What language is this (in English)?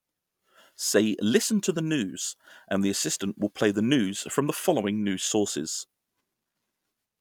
English